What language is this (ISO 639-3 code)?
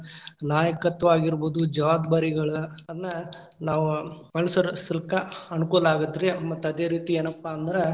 kan